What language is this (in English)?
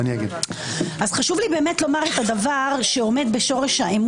Hebrew